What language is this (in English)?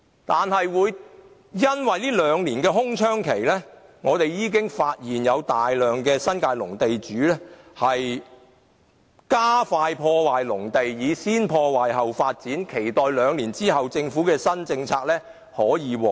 Cantonese